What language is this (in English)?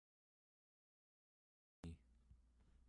Central Yupik